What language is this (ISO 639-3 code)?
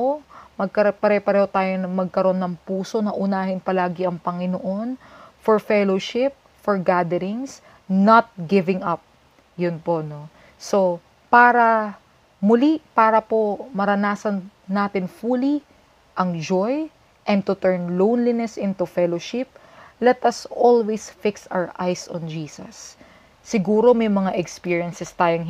fil